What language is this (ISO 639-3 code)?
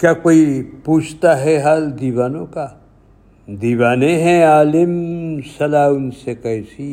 urd